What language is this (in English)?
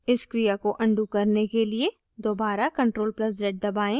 Hindi